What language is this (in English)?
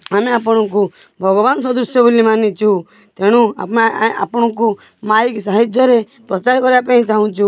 Odia